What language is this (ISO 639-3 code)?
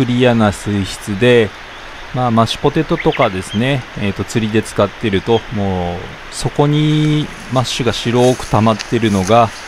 jpn